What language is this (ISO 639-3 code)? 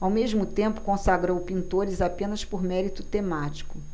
por